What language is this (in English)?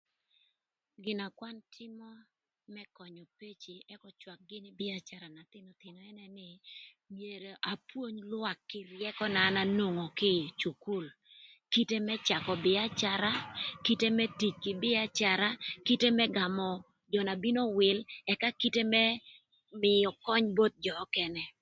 Thur